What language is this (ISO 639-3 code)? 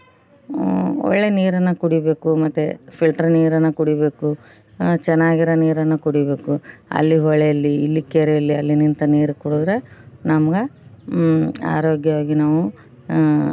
kan